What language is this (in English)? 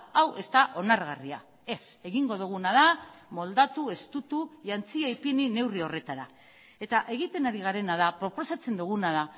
Basque